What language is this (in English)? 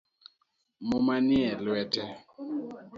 Luo (Kenya and Tanzania)